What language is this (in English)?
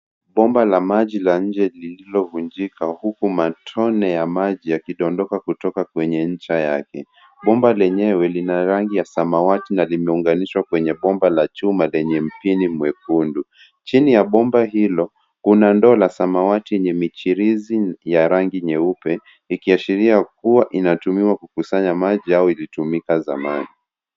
Swahili